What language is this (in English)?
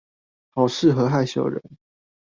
Chinese